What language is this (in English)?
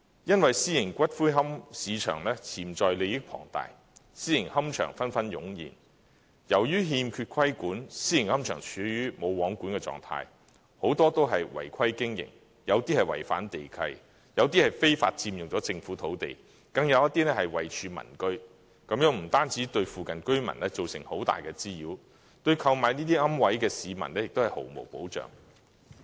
Cantonese